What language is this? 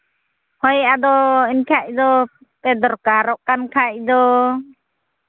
Santali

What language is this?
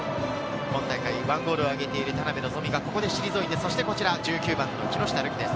Japanese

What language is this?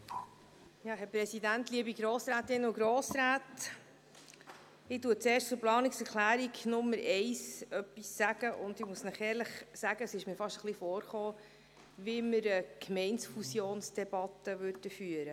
Swiss German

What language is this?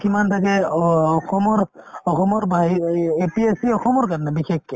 Assamese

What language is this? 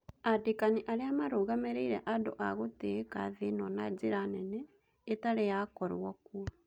Kikuyu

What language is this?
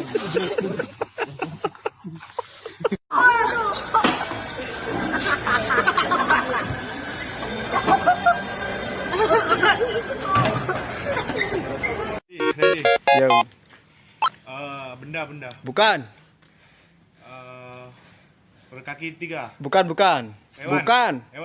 Indonesian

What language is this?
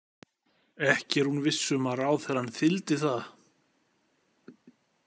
Icelandic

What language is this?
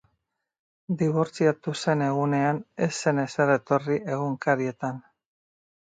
Basque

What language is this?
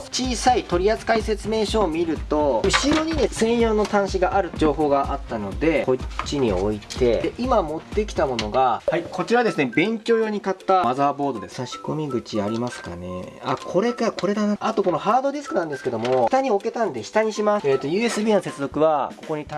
Japanese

